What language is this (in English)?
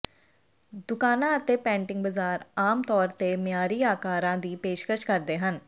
Punjabi